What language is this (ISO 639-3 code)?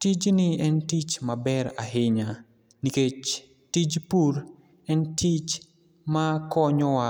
luo